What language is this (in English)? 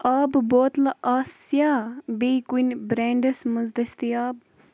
Kashmiri